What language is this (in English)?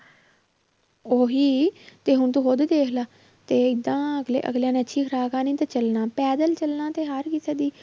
Punjabi